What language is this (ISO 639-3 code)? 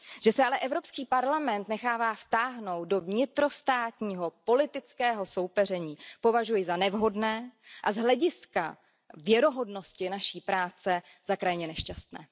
ces